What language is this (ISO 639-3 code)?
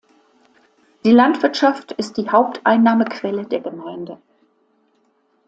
deu